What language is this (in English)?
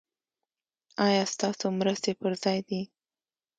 Pashto